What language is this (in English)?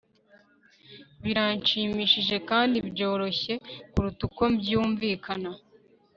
Kinyarwanda